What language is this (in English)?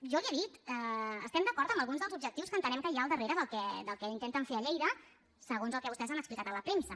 Catalan